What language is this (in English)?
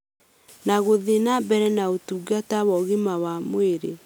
Kikuyu